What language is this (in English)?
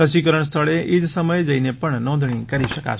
Gujarati